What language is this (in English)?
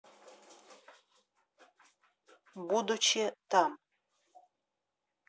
Russian